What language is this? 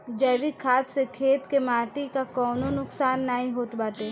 Bhojpuri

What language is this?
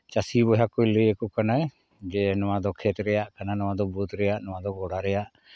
Santali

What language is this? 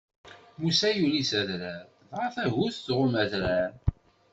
Kabyle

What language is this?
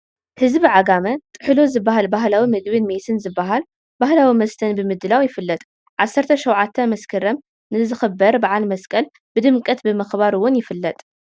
Tigrinya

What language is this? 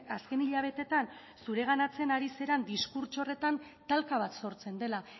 Basque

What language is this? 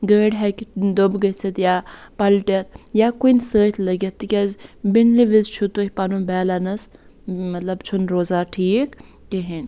Kashmiri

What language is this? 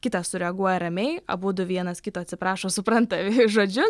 Lithuanian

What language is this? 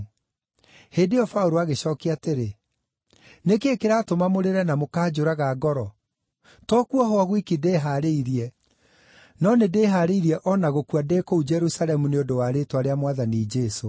Kikuyu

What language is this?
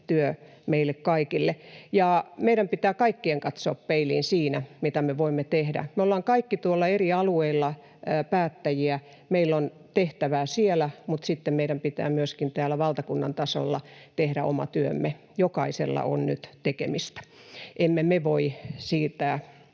Finnish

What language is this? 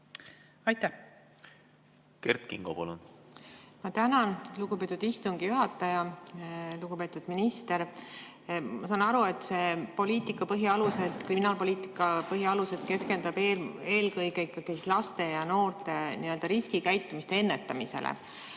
Estonian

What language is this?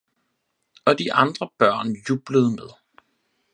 Danish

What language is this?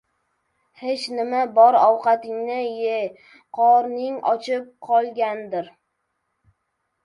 Uzbek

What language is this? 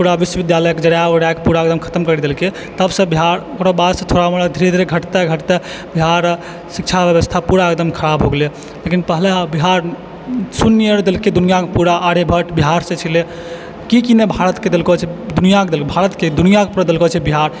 Maithili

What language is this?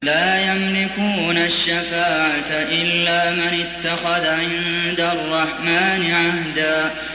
Arabic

